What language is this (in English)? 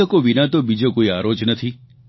Gujarati